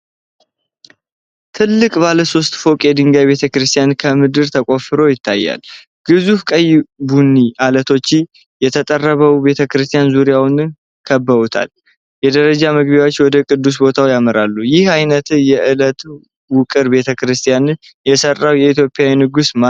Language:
Amharic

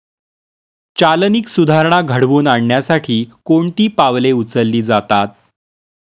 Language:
Marathi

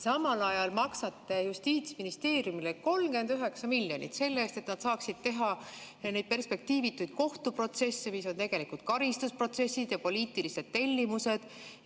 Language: Estonian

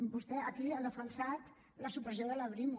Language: Catalan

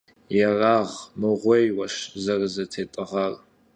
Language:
Kabardian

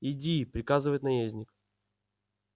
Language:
Russian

